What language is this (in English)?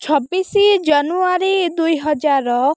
Odia